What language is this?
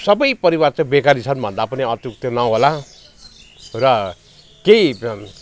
Nepali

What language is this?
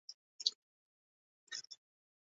Bangla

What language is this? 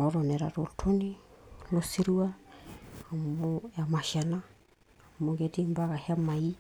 Masai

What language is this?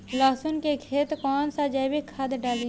Bhojpuri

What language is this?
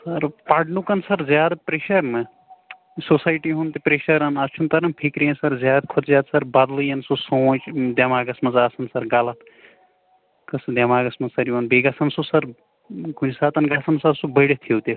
Kashmiri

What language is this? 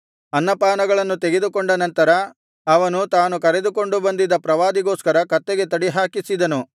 Kannada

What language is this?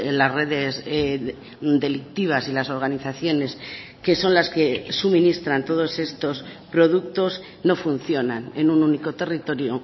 Spanish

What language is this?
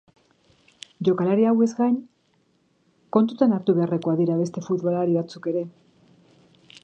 Basque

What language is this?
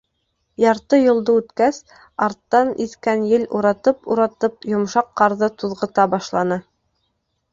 Bashkir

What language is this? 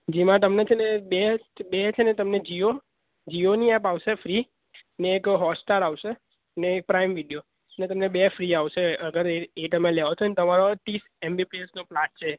Gujarati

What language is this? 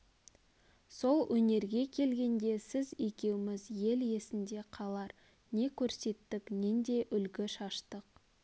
Kazakh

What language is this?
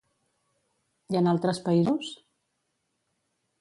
Catalan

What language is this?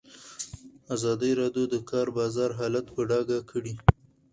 Pashto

